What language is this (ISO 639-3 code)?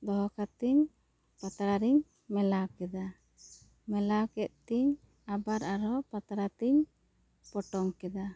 sat